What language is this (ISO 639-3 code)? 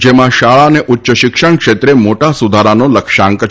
guj